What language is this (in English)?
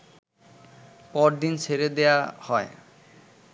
Bangla